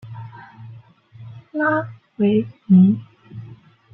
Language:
Chinese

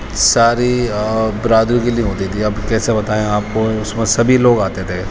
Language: Urdu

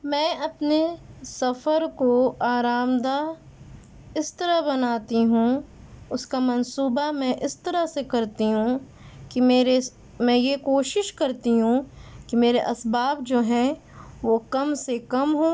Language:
Urdu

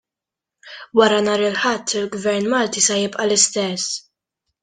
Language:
Maltese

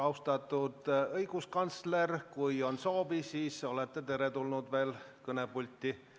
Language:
Estonian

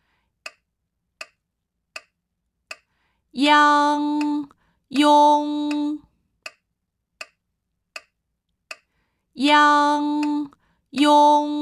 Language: Japanese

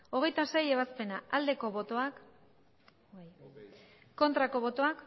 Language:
Basque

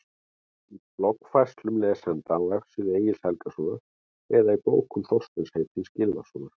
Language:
Icelandic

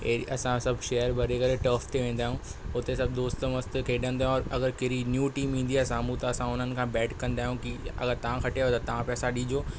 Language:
Sindhi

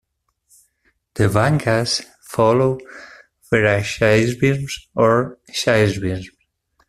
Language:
English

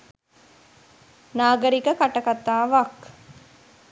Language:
Sinhala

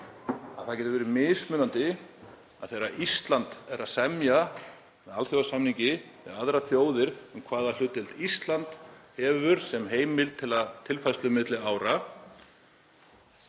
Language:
Icelandic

